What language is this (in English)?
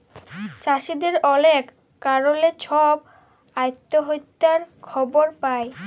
Bangla